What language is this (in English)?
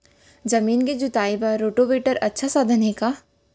Chhattisgarhi